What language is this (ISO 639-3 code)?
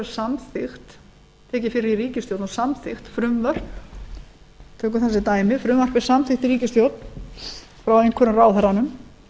isl